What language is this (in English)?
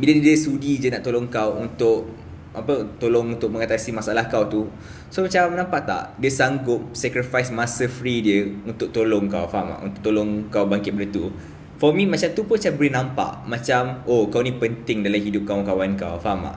Malay